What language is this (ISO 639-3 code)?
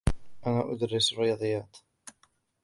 ara